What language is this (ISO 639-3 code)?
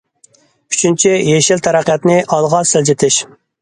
uig